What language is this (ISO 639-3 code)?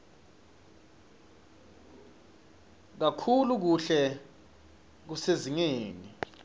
ssw